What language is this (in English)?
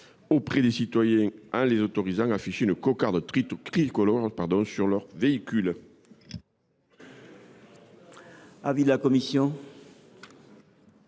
French